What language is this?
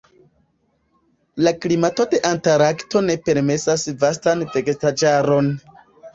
Esperanto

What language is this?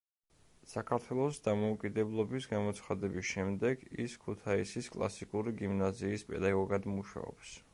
Georgian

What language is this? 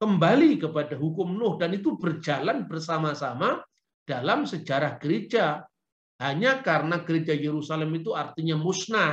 Indonesian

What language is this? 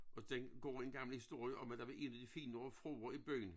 Danish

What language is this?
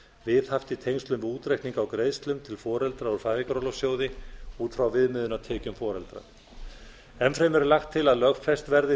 Icelandic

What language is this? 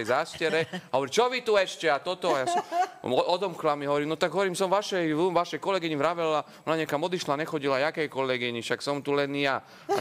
Slovak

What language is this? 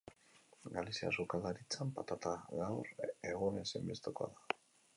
Basque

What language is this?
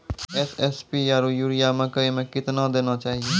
Maithili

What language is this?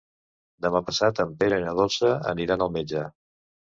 Catalan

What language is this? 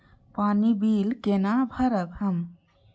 Maithili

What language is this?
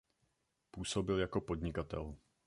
Czech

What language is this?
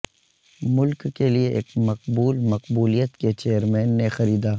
Urdu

